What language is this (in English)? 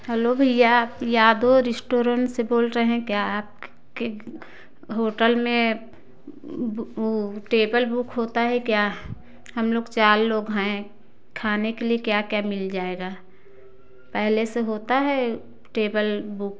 Hindi